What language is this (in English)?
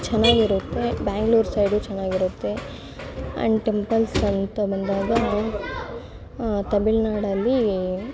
Kannada